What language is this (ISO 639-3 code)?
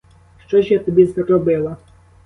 ukr